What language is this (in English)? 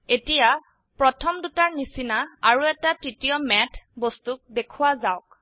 Assamese